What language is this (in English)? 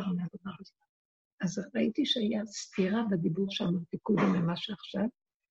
Hebrew